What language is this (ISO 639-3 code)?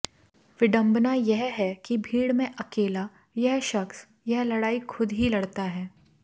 hin